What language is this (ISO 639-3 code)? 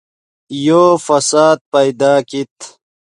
ydg